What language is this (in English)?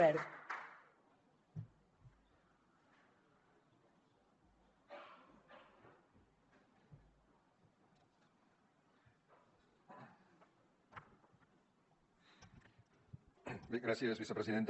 Catalan